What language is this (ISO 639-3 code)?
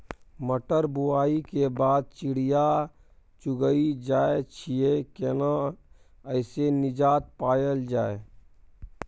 mai